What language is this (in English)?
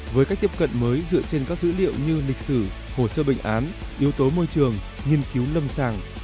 Vietnamese